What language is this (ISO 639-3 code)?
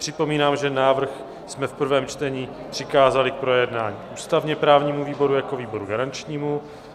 ces